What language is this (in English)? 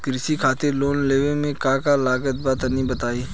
Bhojpuri